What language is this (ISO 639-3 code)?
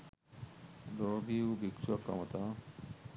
sin